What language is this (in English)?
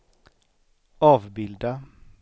Swedish